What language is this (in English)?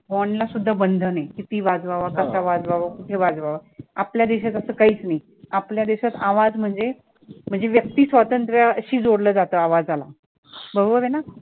Marathi